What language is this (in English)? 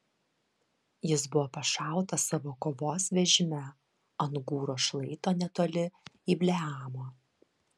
Lithuanian